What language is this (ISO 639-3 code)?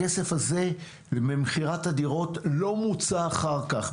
heb